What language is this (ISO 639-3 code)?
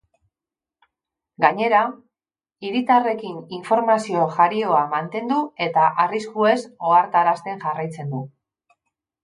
eus